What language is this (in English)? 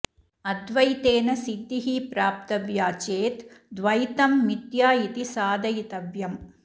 Sanskrit